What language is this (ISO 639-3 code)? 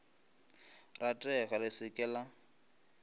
nso